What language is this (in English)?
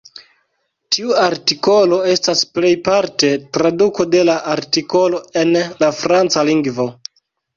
Esperanto